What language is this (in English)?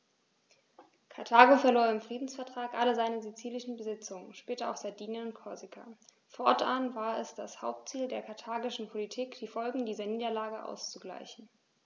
German